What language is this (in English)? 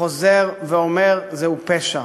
Hebrew